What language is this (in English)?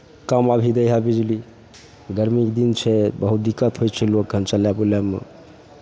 Maithili